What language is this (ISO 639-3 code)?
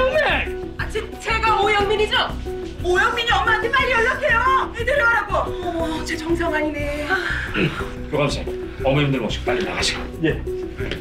kor